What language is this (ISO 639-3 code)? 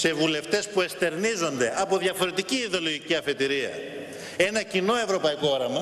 ell